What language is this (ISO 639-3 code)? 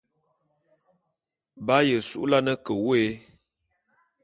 bum